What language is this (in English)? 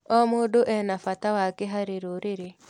Kikuyu